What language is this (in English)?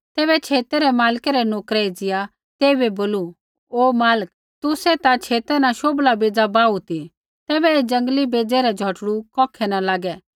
Kullu Pahari